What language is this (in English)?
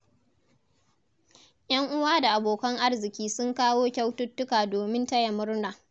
Hausa